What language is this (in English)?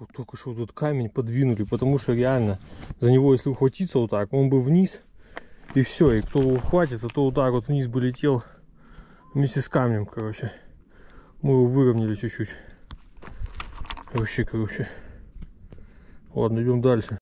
Russian